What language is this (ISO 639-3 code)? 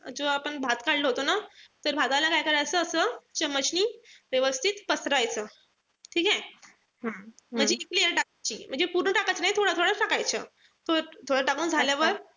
mar